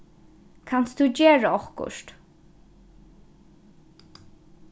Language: Faroese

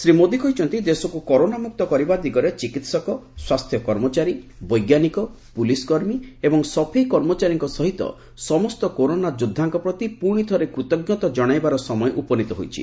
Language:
Odia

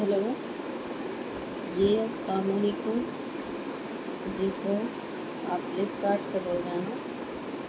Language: Urdu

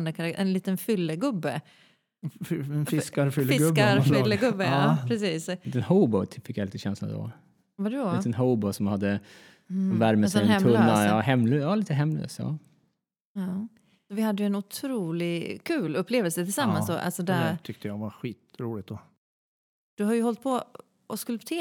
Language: Swedish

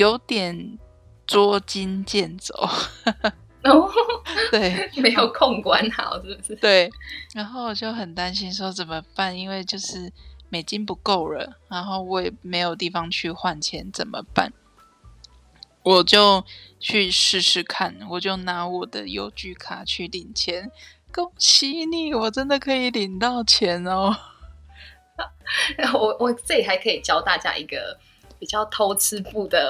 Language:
Chinese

